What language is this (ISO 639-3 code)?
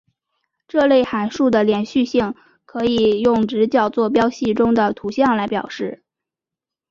zho